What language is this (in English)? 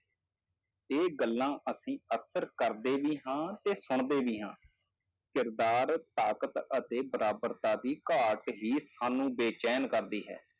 Punjabi